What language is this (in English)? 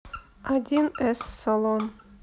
Russian